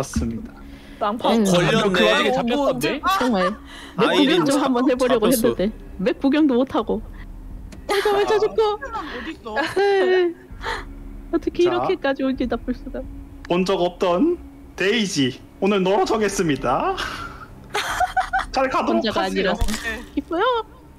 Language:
Korean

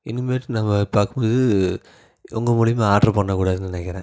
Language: Tamil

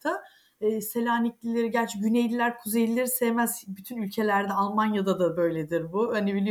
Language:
Turkish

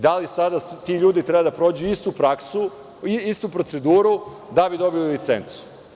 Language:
Serbian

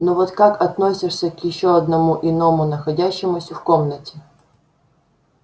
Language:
Russian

